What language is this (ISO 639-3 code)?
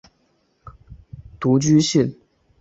zho